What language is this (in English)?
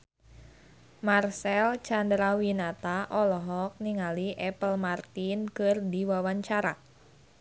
Sundanese